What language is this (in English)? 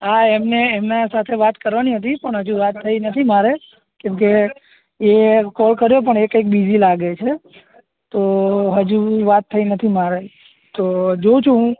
Gujarati